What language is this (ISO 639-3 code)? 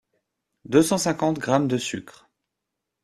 fra